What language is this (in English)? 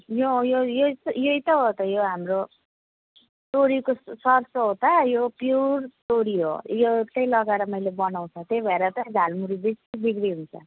Nepali